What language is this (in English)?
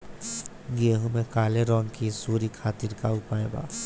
Bhojpuri